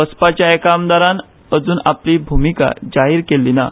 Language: Konkani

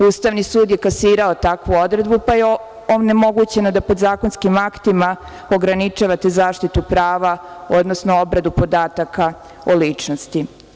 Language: Serbian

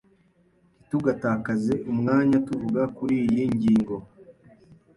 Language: Kinyarwanda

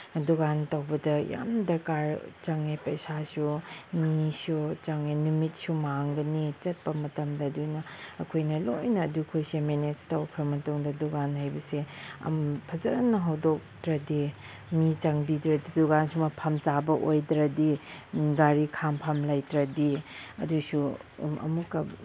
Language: Manipuri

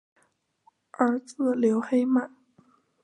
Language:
Chinese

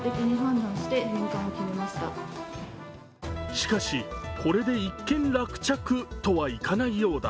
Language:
Japanese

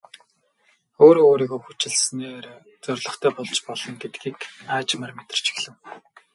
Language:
Mongolian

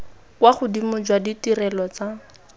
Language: Tswana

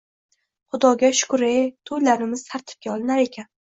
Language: Uzbek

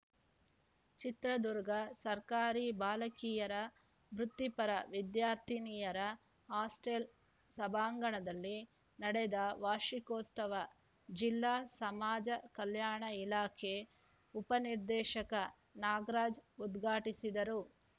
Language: Kannada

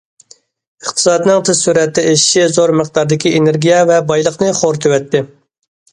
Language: Uyghur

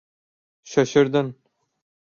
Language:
Turkish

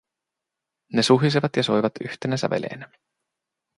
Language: Finnish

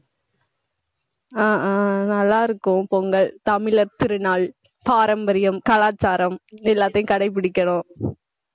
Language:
Tamil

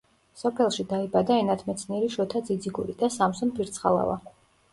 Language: Georgian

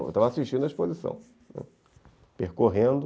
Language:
Portuguese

